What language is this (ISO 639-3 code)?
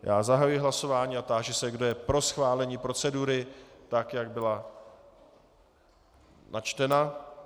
ces